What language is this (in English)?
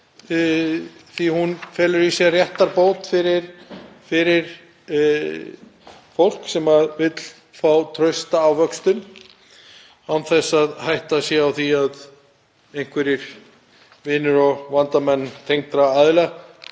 Icelandic